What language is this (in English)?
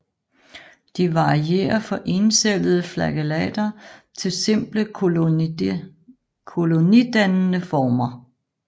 Danish